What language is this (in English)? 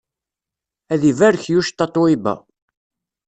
Kabyle